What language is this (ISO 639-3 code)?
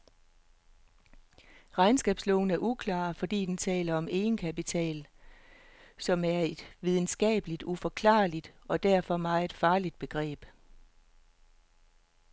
dan